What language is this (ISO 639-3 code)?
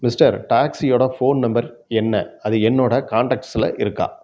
tam